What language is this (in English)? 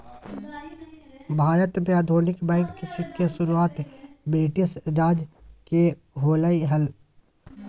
Magahi